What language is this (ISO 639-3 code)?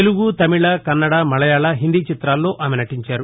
tel